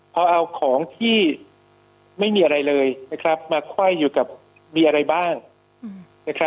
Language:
Thai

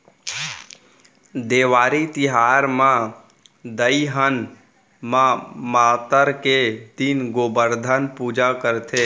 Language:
Chhattisgarhi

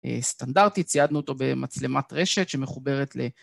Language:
Hebrew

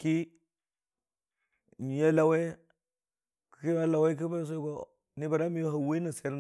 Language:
Dijim-Bwilim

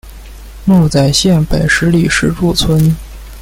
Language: Chinese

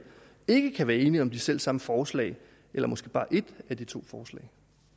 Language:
Danish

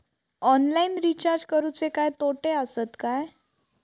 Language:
Marathi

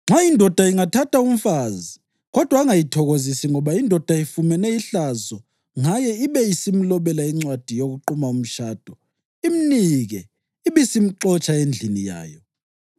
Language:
North Ndebele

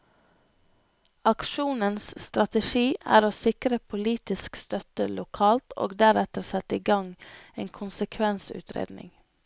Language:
Norwegian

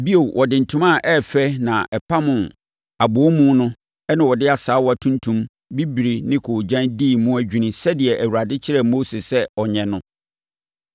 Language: Akan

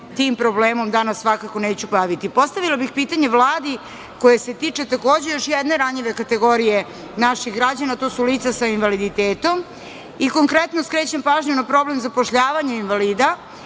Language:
Serbian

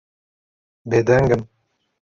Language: Kurdish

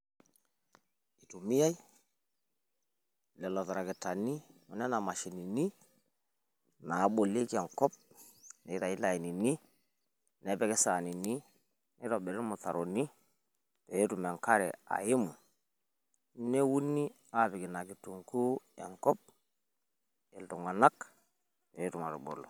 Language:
Masai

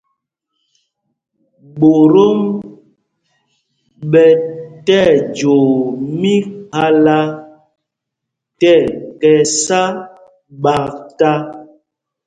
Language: Mpumpong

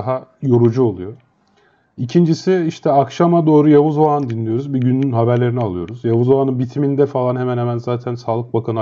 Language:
Turkish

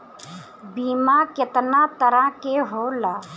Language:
Bhojpuri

